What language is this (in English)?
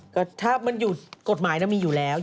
Thai